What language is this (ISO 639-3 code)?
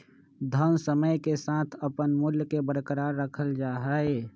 mag